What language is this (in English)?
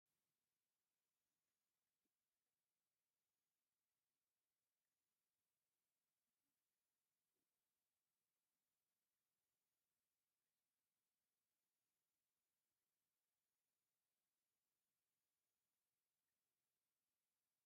Tigrinya